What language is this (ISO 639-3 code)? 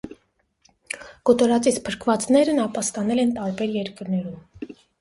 hye